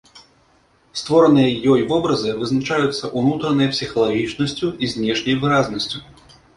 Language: Belarusian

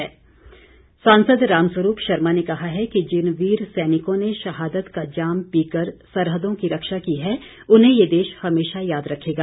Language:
Hindi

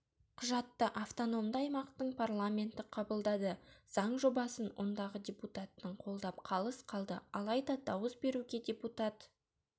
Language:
Kazakh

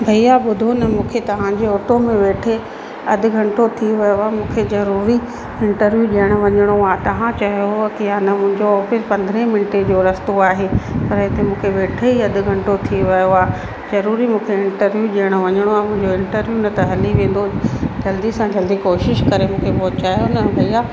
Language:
Sindhi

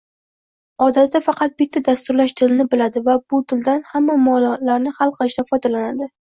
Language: Uzbek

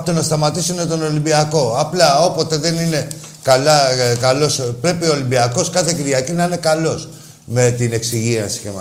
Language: Greek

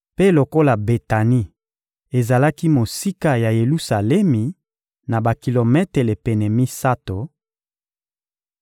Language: Lingala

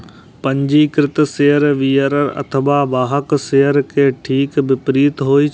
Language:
Maithili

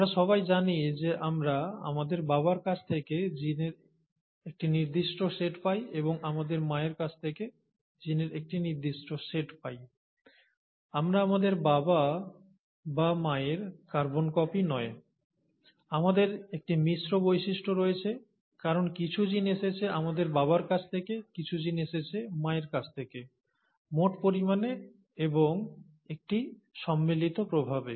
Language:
Bangla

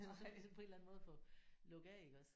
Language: Danish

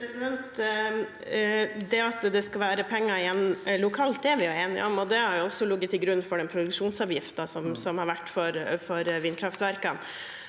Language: Norwegian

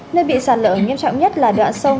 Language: Vietnamese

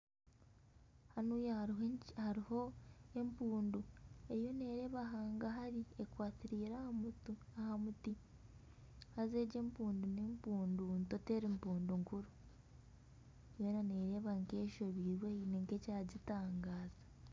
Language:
Nyankole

